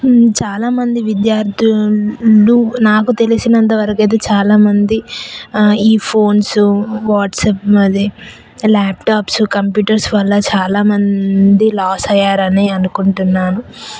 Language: Telugu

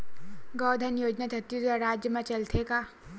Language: Chhattisgarhi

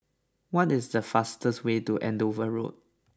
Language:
English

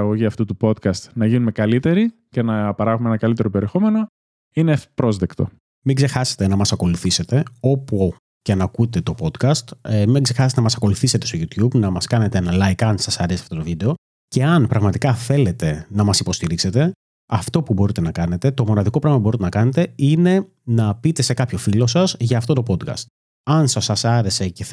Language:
Greek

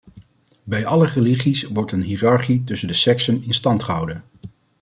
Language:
Dutch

